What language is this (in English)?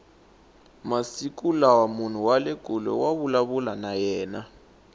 Tsonga